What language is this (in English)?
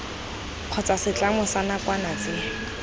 Tswana